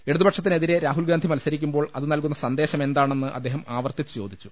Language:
Malayalam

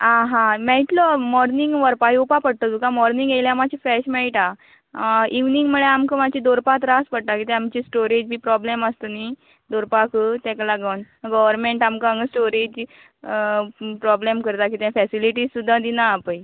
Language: Konkani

